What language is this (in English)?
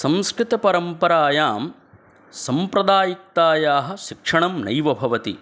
Sanskrit